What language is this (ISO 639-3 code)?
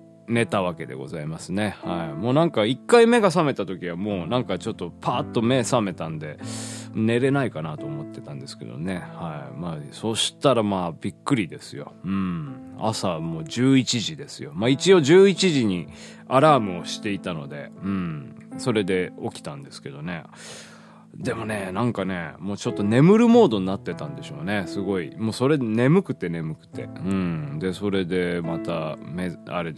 jpn